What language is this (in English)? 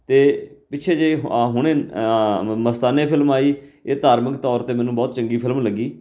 Punjabi